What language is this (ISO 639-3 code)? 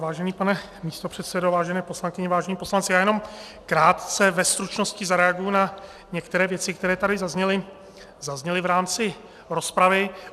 ces